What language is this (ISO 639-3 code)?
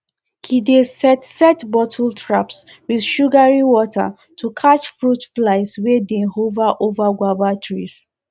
pcm